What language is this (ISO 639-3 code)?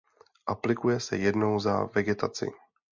ces